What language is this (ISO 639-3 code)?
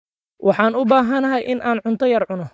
som